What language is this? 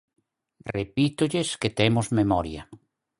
Galician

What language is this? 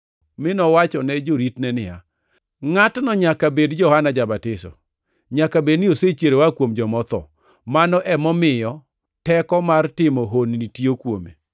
Luo (Kenya and Tanzania)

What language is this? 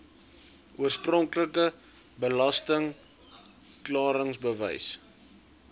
Afrikaans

